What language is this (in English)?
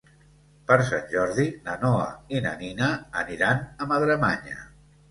Catalan